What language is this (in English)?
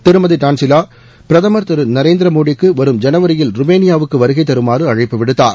Tamil